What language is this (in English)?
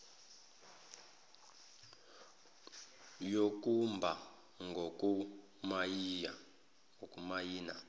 Zulu